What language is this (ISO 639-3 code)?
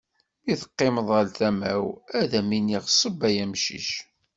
kab